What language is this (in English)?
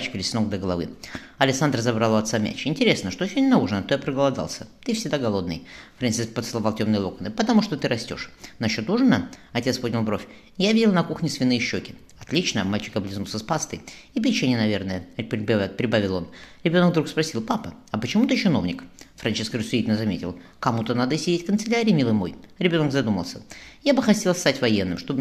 Russian